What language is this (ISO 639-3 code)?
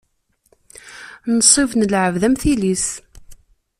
kab